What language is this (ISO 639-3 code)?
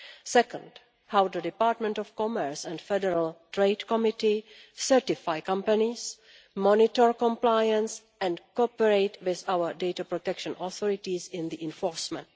eng